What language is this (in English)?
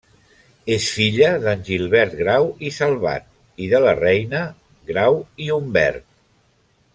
Catalan